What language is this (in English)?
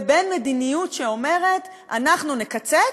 Hebrew